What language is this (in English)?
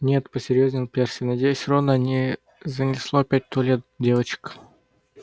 Russian